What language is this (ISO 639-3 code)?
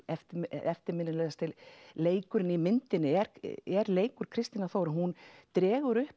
isl